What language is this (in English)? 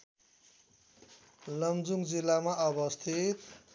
Nepali